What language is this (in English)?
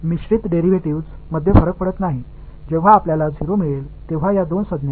Tamil